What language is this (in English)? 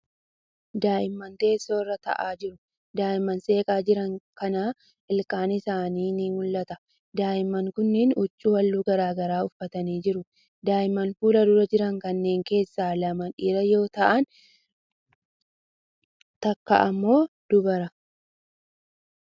Oromo